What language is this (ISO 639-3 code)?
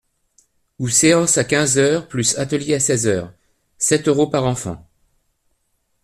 fra